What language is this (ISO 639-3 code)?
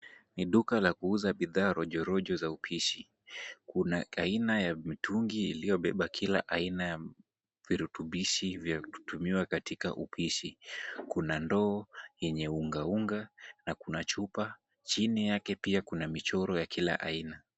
swa